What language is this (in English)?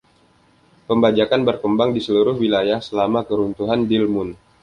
Indonesian